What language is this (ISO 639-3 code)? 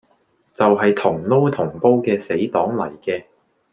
yue